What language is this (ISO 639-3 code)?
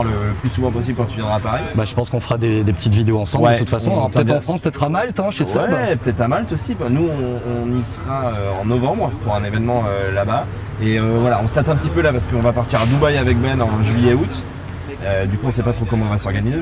fra